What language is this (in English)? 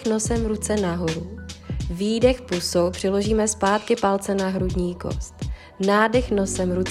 Czech